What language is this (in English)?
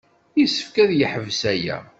Kabyle